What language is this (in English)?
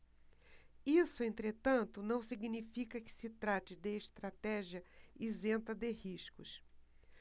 Portuguese